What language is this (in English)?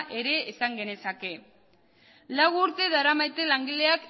Basque